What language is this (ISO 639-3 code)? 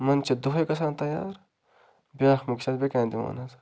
kas